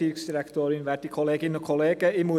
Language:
Swiss German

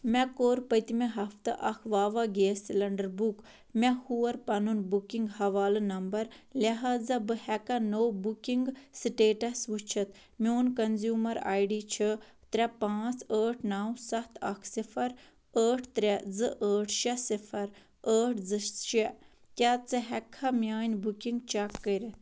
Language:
Kashmiri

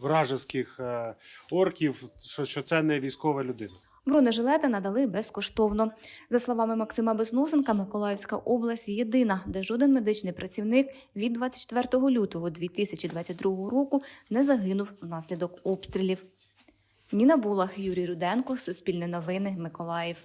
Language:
Ukrainian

